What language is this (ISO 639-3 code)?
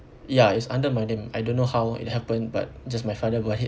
eng